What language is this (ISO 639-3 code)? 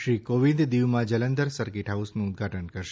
guj